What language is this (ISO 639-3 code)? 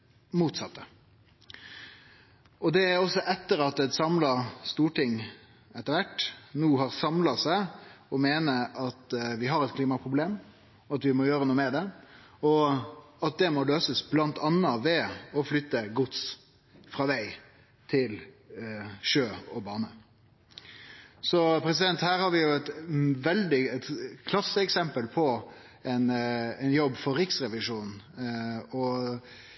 nno